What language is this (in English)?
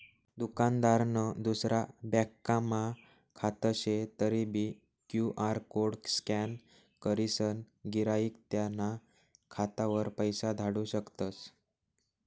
Marathi